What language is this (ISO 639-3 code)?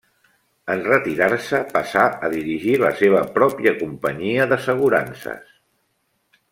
cat